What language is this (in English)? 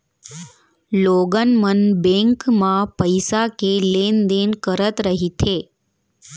Chhattisgarhi